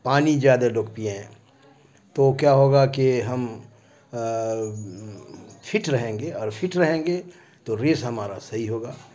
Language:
Urdu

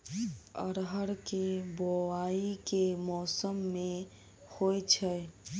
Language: Maithili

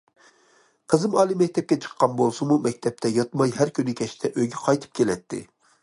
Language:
Uyghur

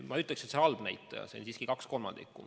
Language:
Estonian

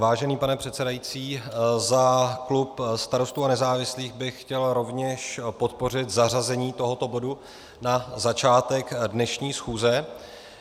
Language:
Czech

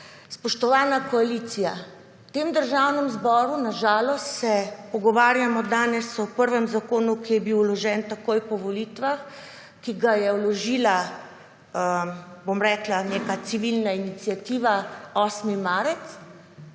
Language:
Slovenian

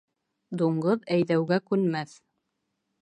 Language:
Bashkir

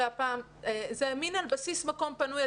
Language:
Hebrew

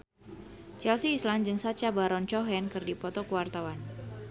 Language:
Sundanese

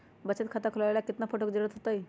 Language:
Magahi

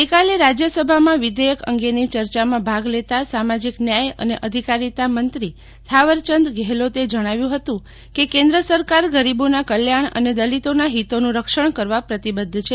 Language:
Gujarati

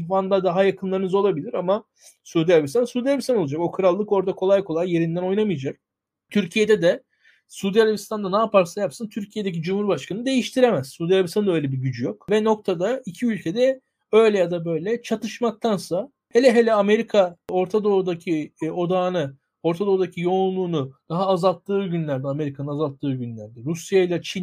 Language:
Turkish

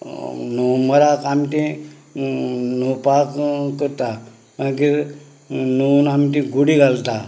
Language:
Konkani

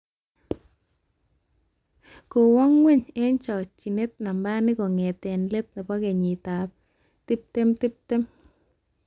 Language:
Kalenjin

